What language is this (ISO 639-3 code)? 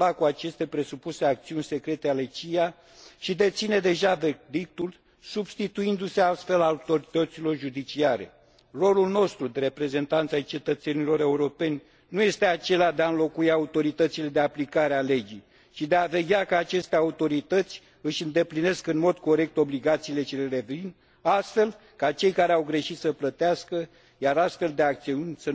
ron